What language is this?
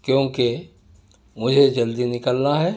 Urdu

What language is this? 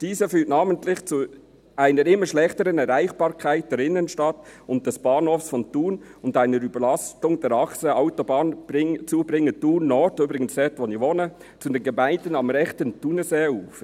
Swiss German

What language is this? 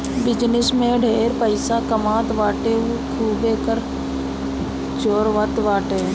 Bhojpuri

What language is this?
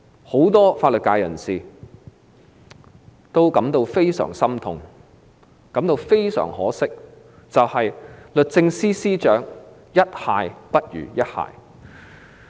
Cantonese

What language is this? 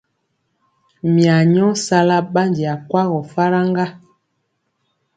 Mpiemo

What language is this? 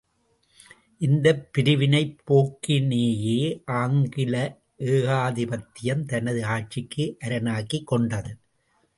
Tamil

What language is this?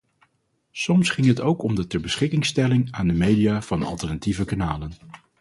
Dutch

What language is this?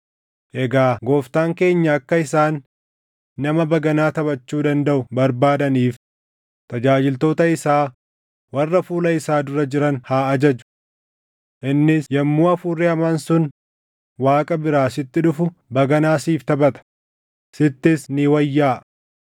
Oromo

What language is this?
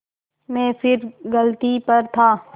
Hindi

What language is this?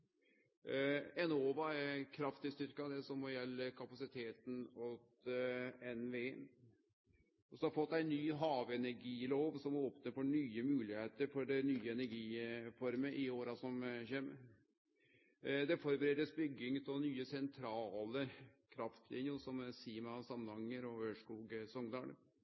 Norwegian Nynorsk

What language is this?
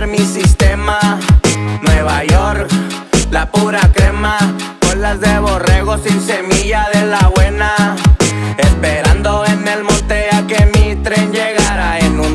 Spanish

